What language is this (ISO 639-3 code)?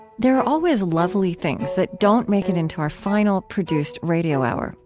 eng